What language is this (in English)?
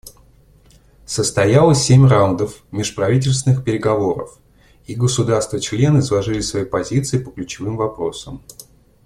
Russian